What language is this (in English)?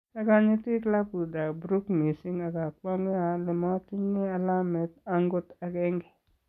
Kalenjin